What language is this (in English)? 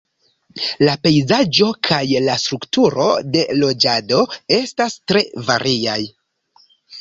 Esperanto